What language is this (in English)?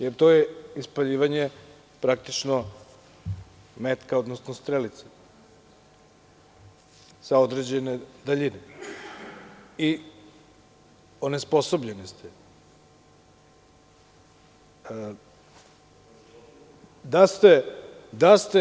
Serbian